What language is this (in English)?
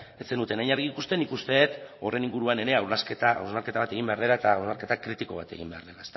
Basque